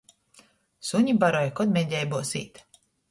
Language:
Latgalian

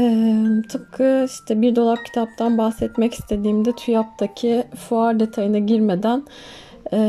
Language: Turkish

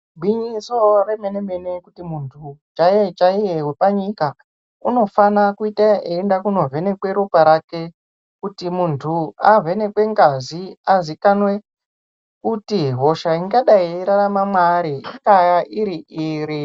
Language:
Ndau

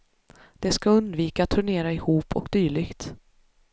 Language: Swedish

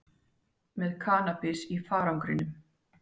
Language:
Icelandic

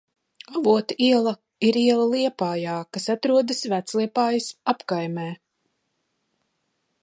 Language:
Latvian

